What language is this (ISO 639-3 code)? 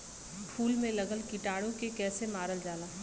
bho